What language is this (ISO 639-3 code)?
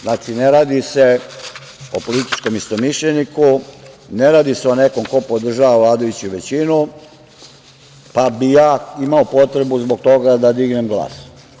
srp